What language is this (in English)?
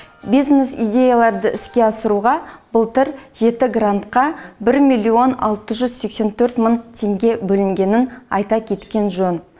Kazakh